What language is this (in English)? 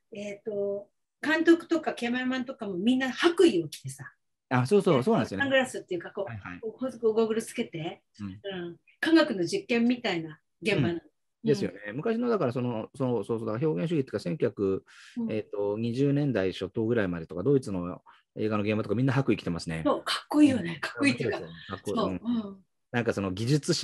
Japanese